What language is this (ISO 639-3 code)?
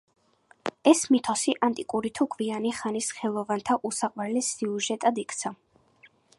kat